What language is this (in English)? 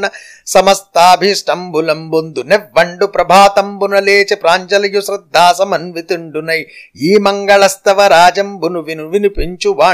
Telugu